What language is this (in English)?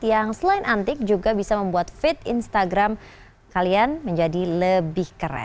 Indonesian